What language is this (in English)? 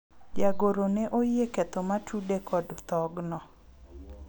Luo (Kenya and Tanzania)